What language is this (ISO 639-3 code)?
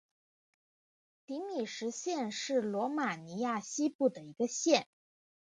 zho